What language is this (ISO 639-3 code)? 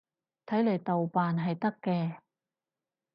yue